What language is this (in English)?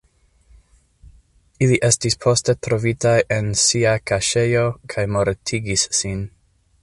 Esperanto